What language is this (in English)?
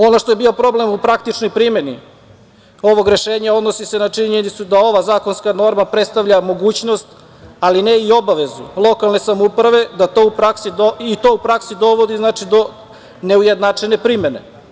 Serbian